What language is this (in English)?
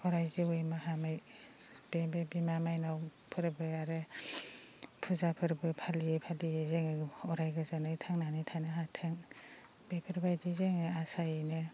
Bodo